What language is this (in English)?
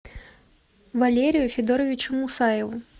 Russian